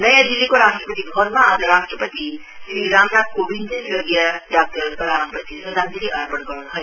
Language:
Nepali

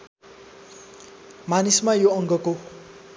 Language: Nepali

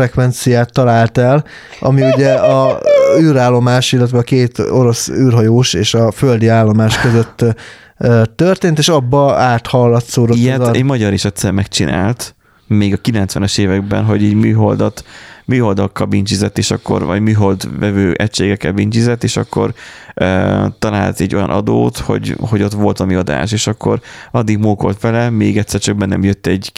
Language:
Hungarian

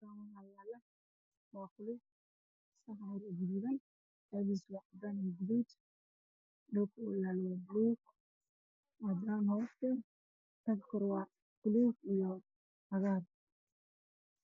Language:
Somali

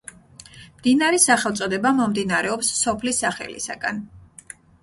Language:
Georgian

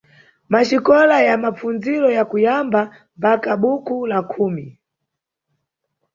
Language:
Nyungwe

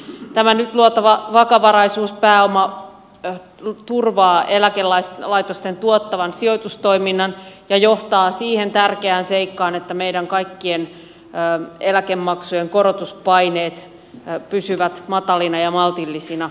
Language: Finnish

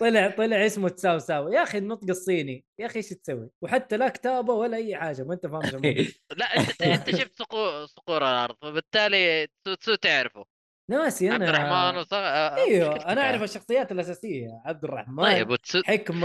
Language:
Arabic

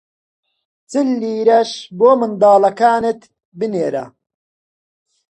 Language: Central Kurdish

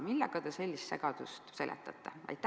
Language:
Estonian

